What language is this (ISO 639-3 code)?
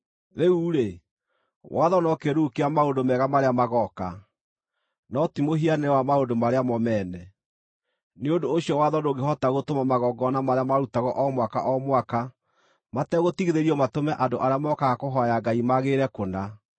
kik